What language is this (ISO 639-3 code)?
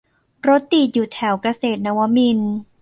tha